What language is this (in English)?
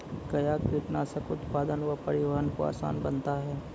Maithili